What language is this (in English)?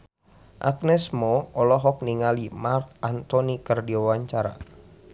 Sundanese